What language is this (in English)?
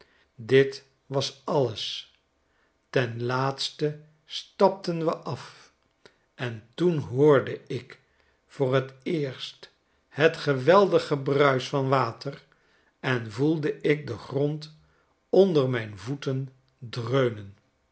Dutch